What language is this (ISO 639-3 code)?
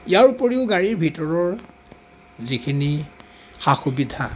asm